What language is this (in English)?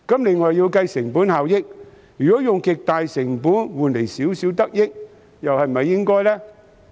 Cantonese